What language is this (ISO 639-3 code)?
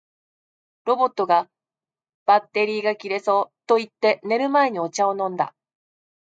jpn